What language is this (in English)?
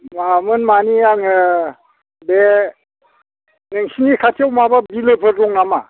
Bodo